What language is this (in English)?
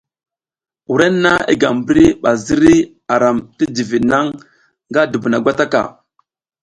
South Giziga